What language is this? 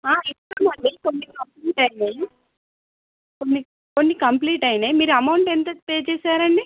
Telugu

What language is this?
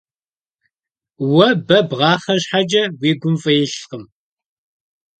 Kabardian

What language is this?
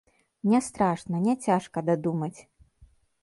Belarusian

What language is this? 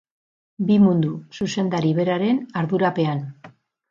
Basque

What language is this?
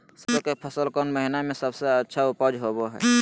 Magahi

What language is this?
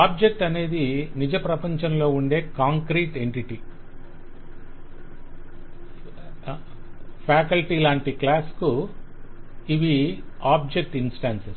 Telugu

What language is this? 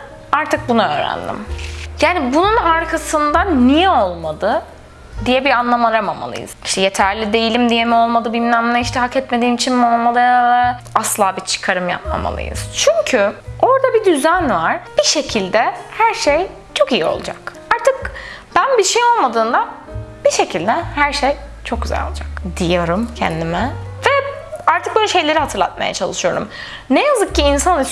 Turkish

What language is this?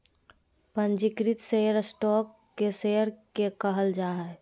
Magahi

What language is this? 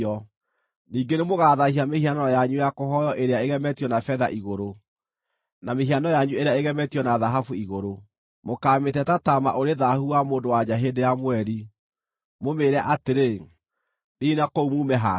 Kikuyu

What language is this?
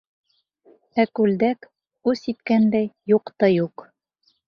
Bashkir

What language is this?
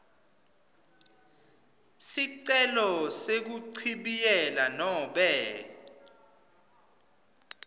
Swati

